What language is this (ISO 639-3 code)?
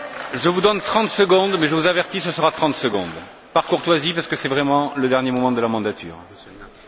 fra